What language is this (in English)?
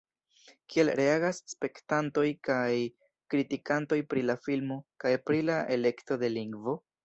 Esperanto